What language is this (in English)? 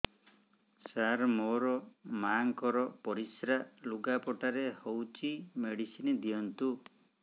Odia